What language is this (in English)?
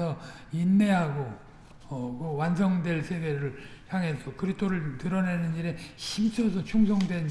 Korean